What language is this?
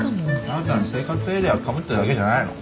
Japanese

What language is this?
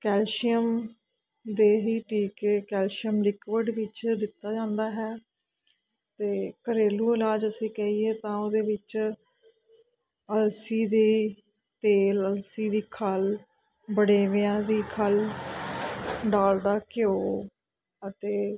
Punjabi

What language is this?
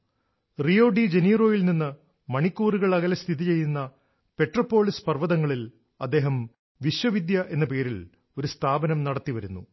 Malayalam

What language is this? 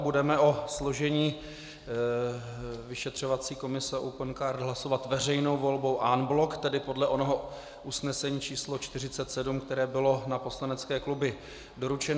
Czech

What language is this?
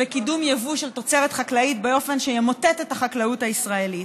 Hebrew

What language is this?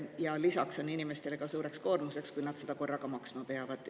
Estonian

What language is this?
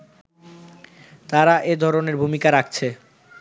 Bangla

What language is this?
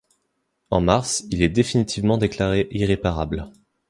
French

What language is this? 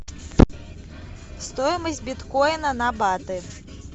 Russian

